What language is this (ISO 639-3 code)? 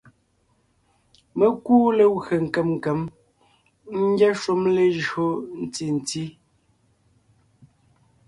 nnh